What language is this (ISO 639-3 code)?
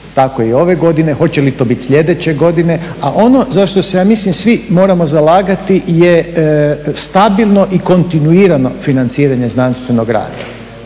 hrv